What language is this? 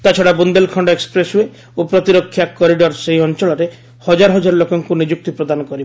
Odia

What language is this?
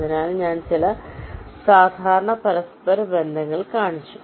Malayalam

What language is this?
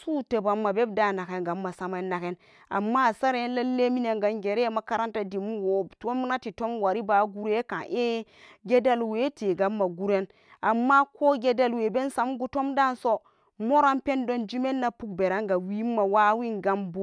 Samba Daka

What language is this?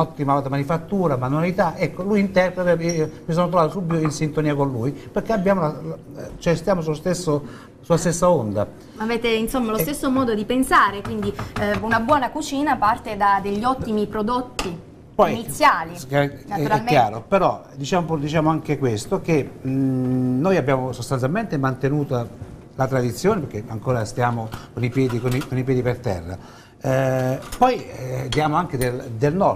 Italian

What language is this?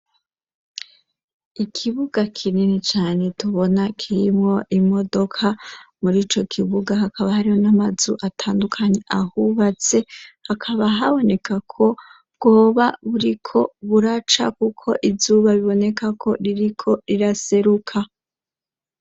Rundi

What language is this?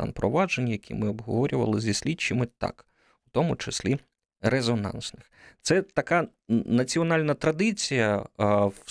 Ukrainian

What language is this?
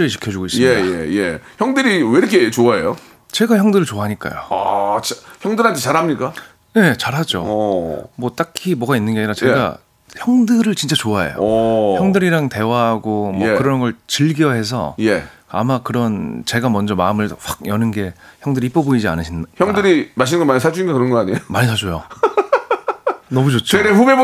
Korean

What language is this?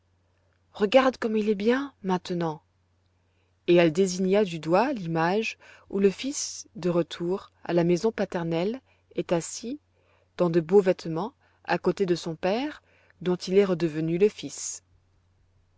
French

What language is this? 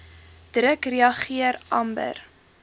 Afrikaans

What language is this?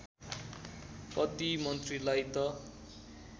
Nepali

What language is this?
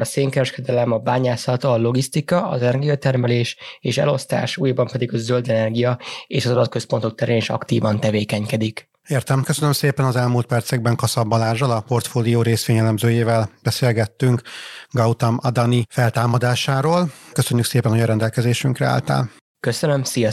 Hungarian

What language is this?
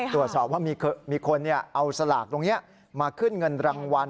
Thai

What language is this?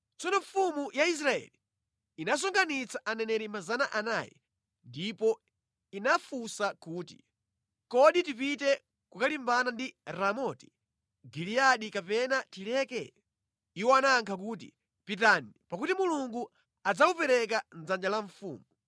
Nyanja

